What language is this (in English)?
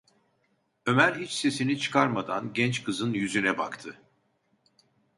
Turkish